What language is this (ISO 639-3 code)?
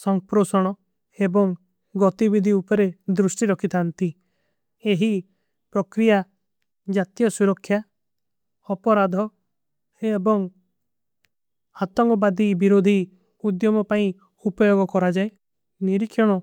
uki